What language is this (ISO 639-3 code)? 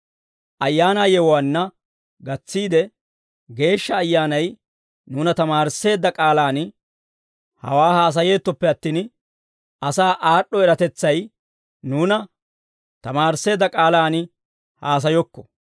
dwr